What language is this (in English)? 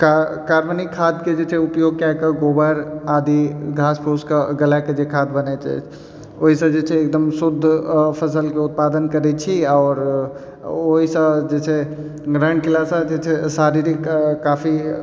Maithili